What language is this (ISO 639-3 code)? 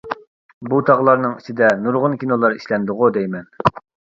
uig